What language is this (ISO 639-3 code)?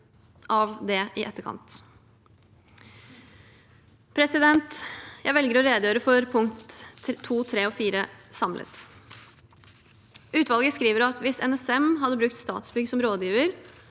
nor